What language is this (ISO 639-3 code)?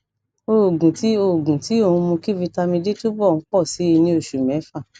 yor